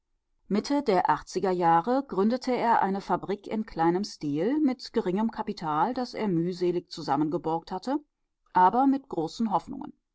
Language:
German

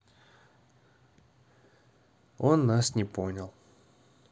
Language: Russian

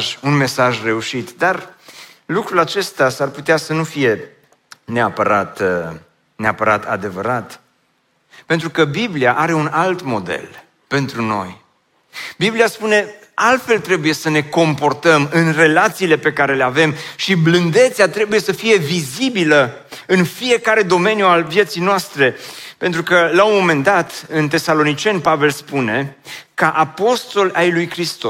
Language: Romanian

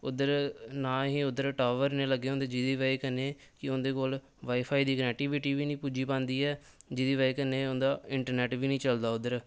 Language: Dogri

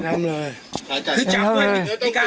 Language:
Thai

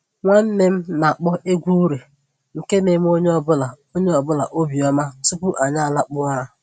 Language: Igbo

